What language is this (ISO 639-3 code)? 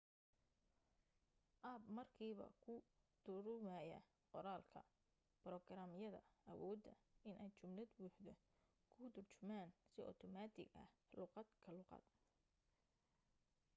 som